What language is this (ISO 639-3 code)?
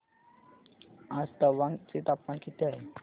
mar